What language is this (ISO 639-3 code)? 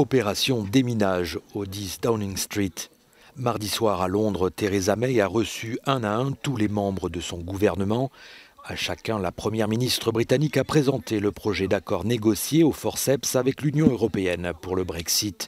fra